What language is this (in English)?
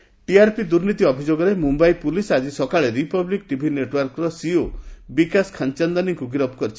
Odia